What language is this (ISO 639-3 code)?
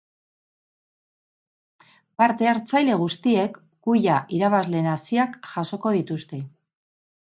eus